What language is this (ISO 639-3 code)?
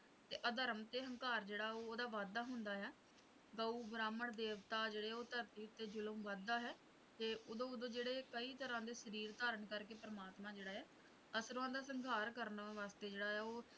pan